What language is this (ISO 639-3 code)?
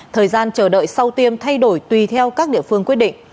vie